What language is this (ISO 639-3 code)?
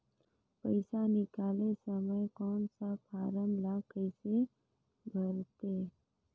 hne